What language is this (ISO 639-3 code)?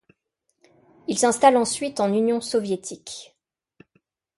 fra